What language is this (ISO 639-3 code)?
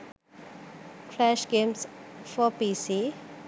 sin